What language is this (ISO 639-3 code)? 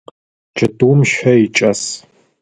ady